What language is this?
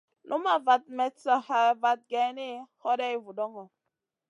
Masana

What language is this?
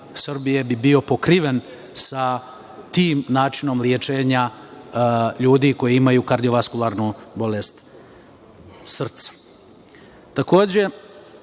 Serbian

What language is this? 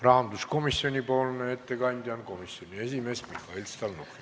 Estonian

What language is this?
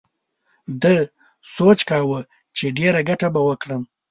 Pashto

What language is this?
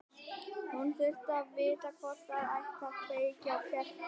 Icelandic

